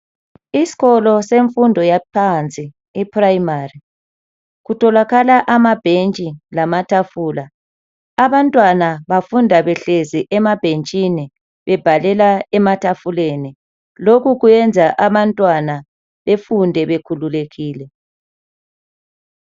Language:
North Ndebele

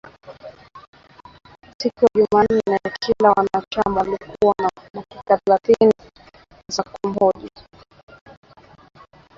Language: Swahili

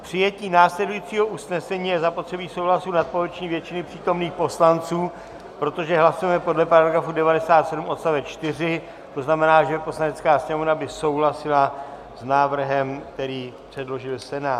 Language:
Czech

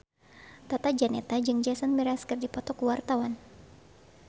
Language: Sundanese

